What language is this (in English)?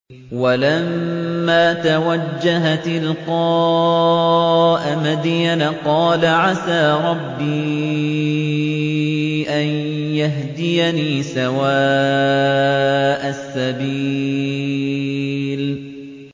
Arabic